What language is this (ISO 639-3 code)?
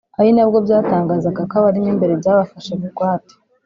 kin